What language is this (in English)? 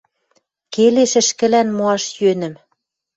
Western Mari